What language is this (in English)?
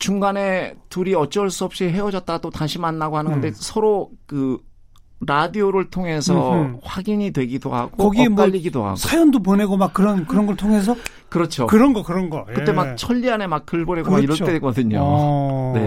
Korean